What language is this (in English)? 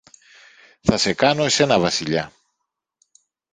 Greek